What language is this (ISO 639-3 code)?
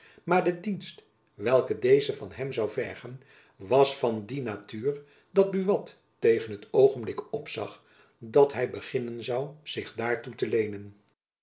nld